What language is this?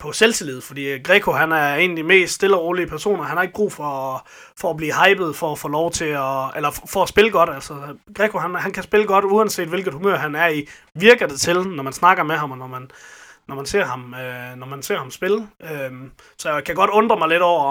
Danish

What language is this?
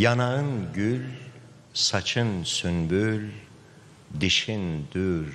Turkish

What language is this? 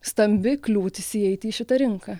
Lithuanian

